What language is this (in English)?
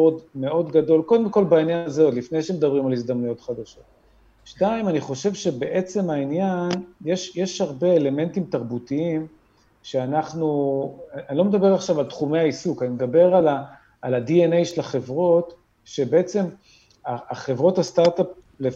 Hebrew